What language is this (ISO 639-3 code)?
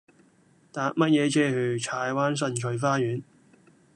yue